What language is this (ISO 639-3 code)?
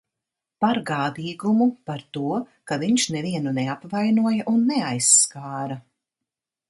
lav